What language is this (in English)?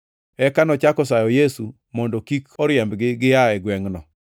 Luo (Kenya and Tanzania)